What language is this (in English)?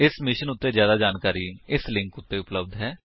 Punjabi